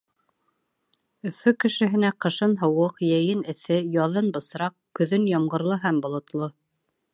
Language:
Bashkir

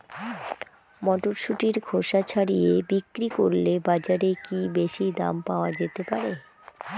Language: Bangla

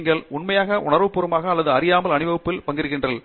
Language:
Tamil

